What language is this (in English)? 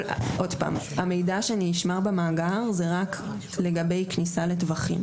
Hebrew